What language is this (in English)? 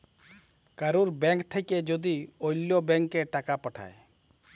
Bangla